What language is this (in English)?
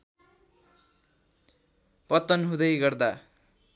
Nepali